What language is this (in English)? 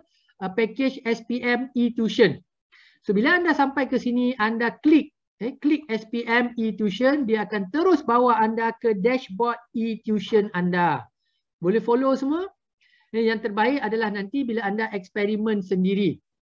Malay